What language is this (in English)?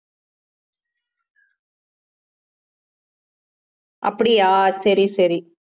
Tamil